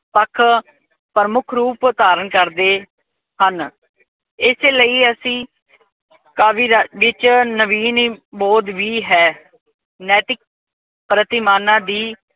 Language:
Punjabi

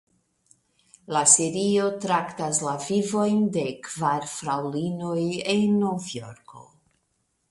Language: Esperanto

